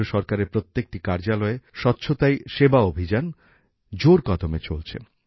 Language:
Bangla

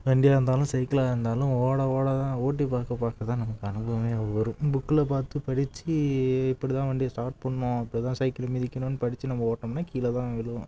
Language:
Tamil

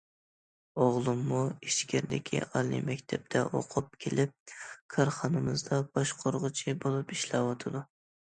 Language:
Uyghur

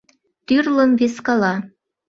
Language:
Mari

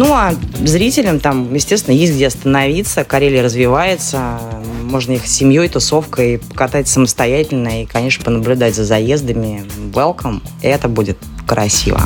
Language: Russian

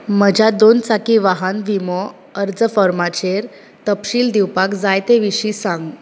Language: Konkani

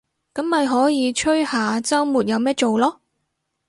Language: Cantonese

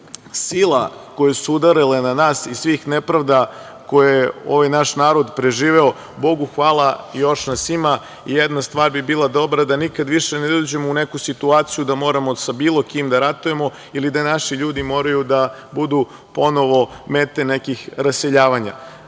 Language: Serbian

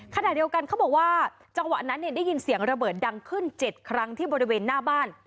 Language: Thai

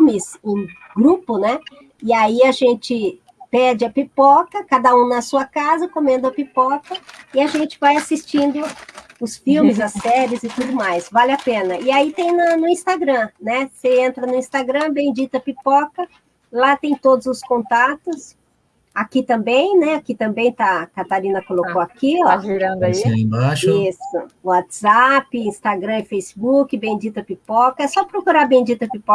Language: Portuguese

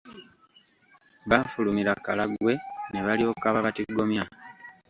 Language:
Ganda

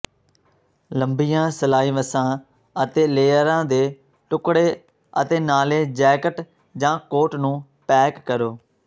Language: Punjabi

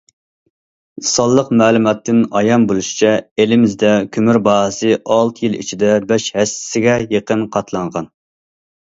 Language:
Uyghur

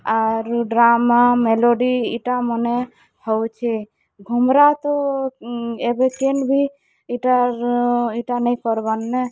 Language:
Odia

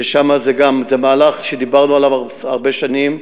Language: Hebrew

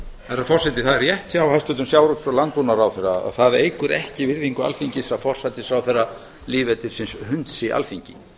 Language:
Icelandic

